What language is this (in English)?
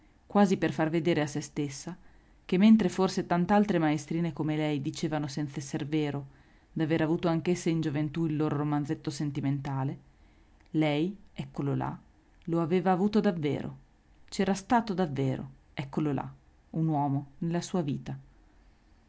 Italian